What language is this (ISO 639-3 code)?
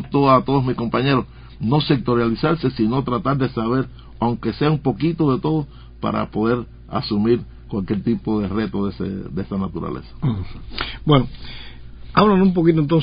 spa